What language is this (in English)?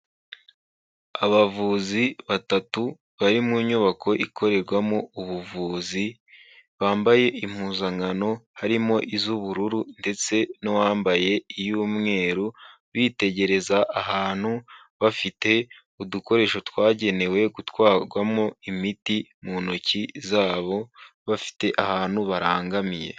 Kinyarwanda